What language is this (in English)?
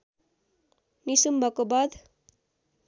Nepali